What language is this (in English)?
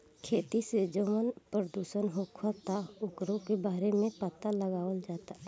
Bhojpuri